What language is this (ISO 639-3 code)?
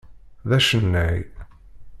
kab